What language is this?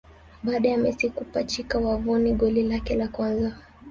Swahili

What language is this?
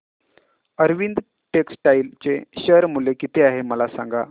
Marathi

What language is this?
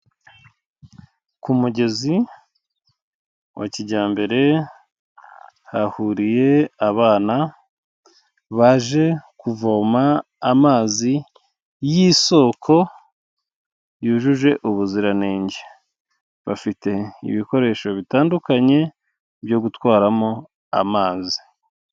Kinyarwanda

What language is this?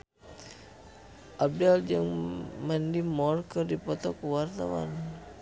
Sundanese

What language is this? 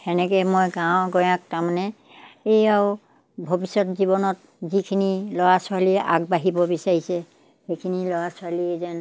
Assamese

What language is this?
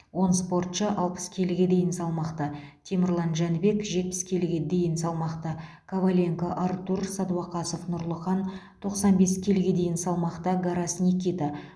Kazakh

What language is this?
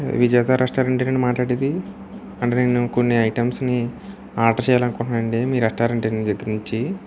Telugu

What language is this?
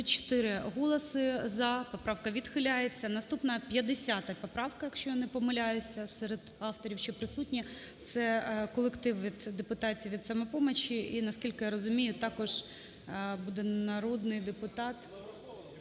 Ukrainian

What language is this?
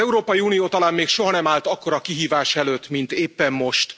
Hungarian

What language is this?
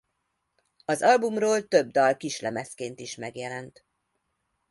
Hungarian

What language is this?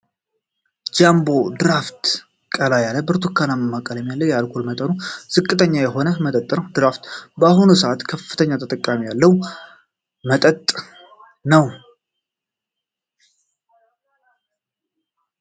Amharic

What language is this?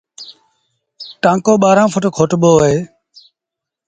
Sindhi Bhil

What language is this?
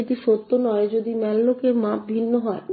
Bangla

